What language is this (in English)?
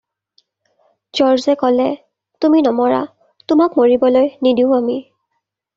Assamese